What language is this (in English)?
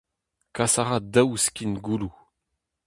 Breton